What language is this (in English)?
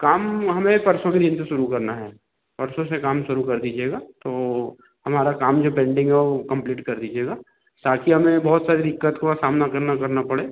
Hindi